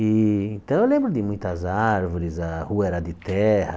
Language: Portuguese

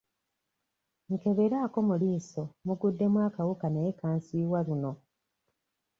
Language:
Ganda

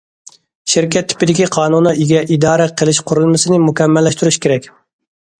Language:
Uyghur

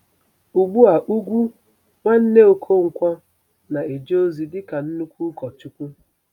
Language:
Igbo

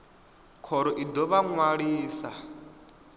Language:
Venda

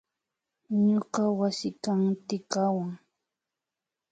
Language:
Imbabura Highland Quichua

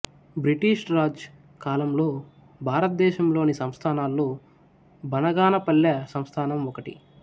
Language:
Telugu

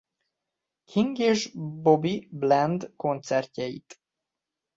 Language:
Hungarian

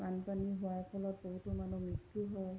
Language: Assamese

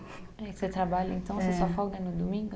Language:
Portuguese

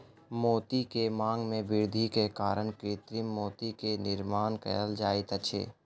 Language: Maithili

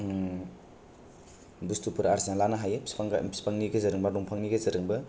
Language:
Bodo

